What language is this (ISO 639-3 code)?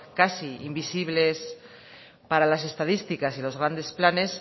spa